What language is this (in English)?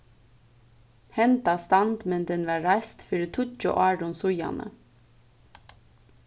Faroese